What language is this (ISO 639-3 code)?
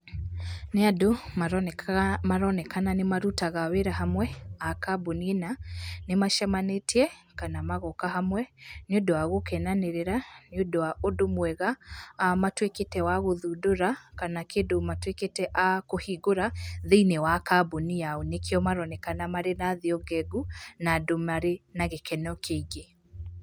kik